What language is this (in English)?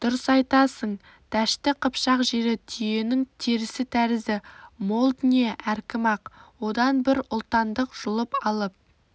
Kazakh